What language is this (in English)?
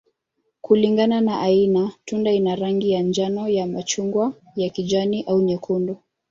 Swahili